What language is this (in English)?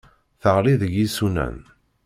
Kabyle